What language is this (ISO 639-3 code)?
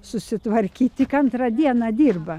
lit